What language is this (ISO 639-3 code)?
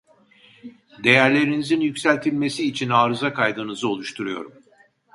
tur